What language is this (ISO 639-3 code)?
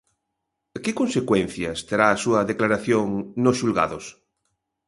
glg